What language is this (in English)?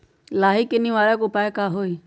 Magahi